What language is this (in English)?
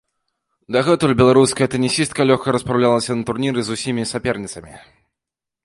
Belarusian